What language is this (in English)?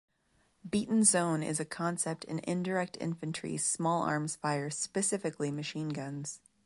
English